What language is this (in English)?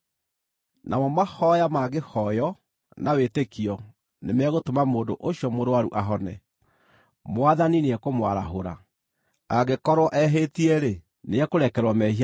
Kikuyu